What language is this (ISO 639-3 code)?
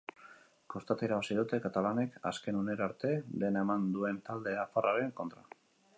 eus